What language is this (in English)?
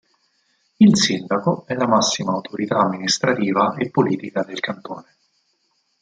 Italian